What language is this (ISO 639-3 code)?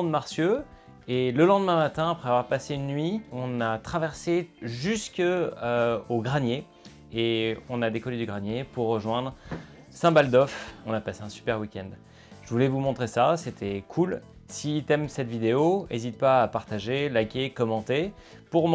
fra